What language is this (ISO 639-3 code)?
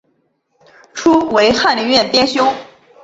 zho